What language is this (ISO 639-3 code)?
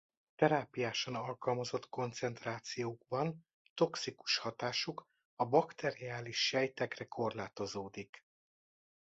hun